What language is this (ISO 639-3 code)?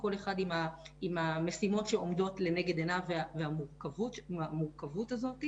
heb